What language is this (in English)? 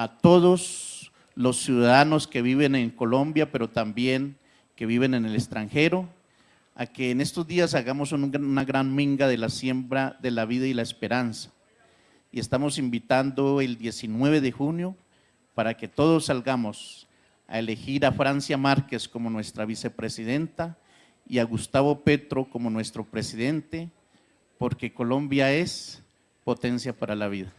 Spanish